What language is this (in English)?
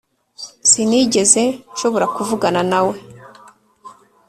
Kinyarwanda